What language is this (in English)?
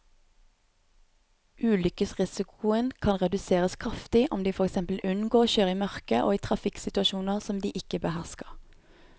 Norwegian